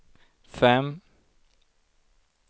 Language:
Swedish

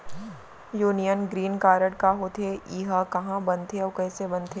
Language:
Chhattisgarhi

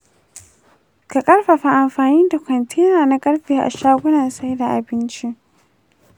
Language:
Hausa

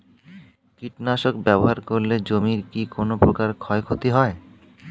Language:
Bangla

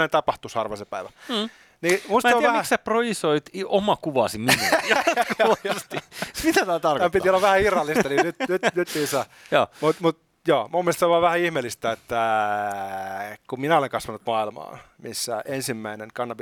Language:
Finnish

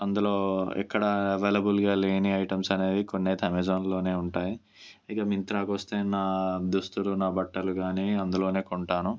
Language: Telugu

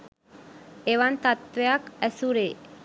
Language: Sinhala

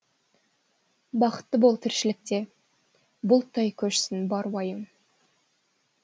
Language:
Kazakh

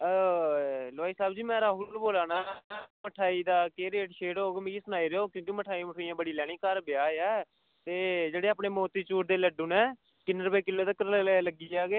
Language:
Dogri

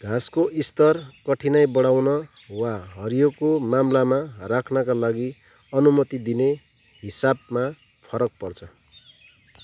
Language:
Nepali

